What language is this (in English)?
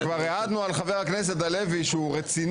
Hebrew